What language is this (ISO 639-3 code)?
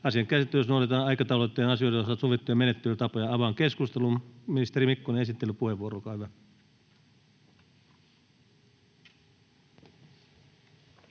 fin